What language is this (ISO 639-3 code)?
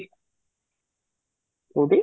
ori